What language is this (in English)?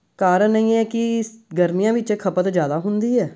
Punjabi